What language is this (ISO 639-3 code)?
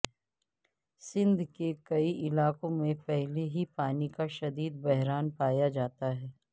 urd